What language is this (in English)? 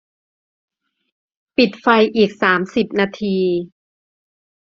Thai